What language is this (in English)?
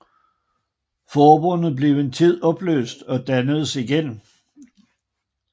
Danish